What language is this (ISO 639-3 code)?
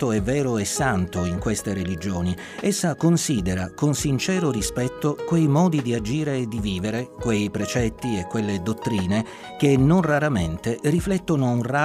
ita